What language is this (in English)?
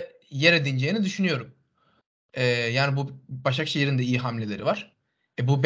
Turkish